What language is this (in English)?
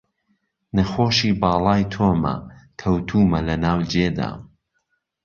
Central Kurdish